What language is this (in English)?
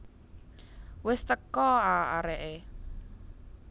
Javanese